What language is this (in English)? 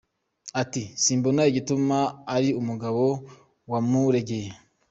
Kinyarwanda